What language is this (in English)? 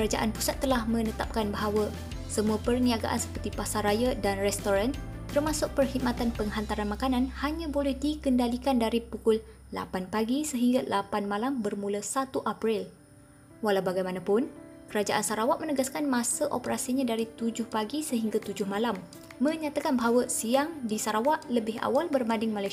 Malay